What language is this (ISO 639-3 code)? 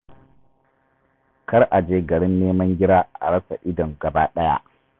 hau